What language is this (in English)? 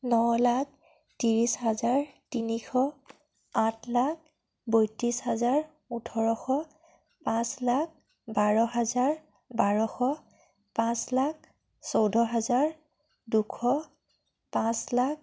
Assamese